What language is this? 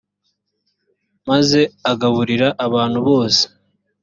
Kinyarwanda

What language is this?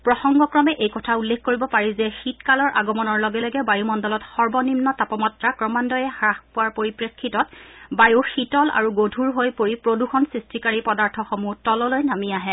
Assamese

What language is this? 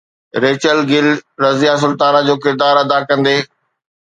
Sindhi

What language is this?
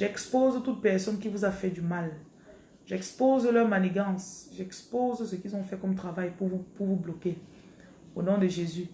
French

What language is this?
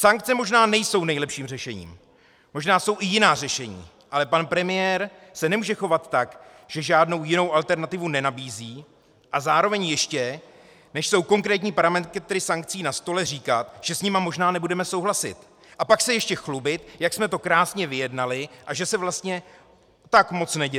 Czech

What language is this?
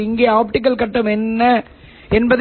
Tamil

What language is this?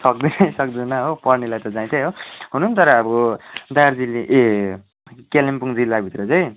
Nepali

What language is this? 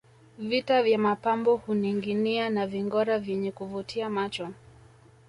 Swahili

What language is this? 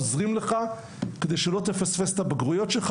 Hebrew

